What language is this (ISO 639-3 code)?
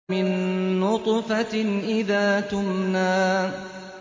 ara